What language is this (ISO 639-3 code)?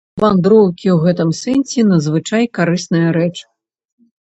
bel